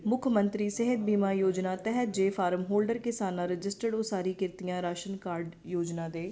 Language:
Punjabi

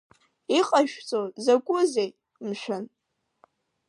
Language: Abkhazian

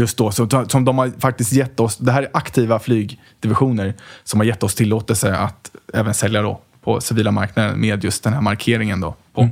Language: Swedish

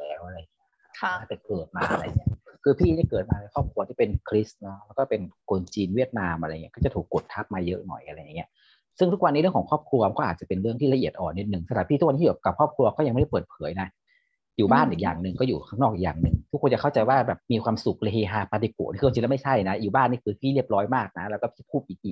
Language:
Thai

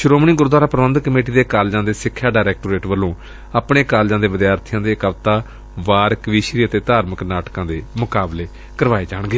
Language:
Punjabi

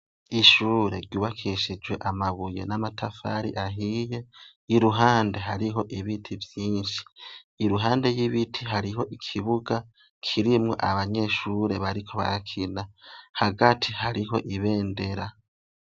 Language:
Rundi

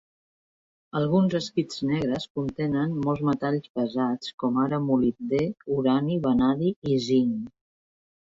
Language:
Catalan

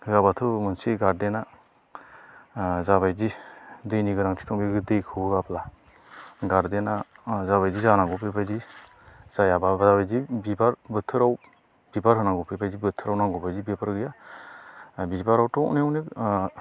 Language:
Bodo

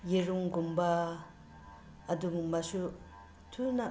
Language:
Manipuri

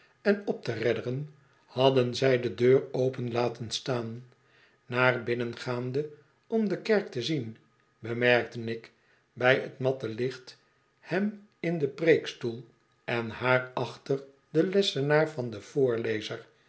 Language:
Dutch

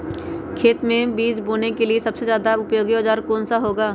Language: Magahi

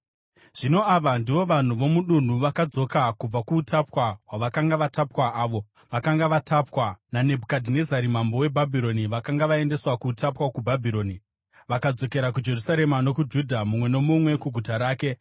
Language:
Shona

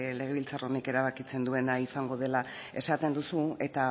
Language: Basque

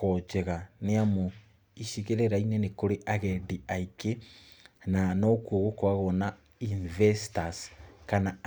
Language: Kikuyu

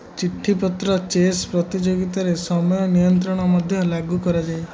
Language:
Odia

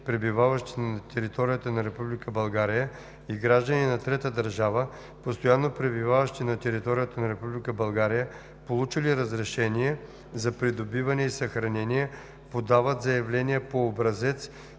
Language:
Bulgarian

